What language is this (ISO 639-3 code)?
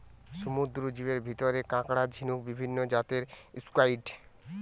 ben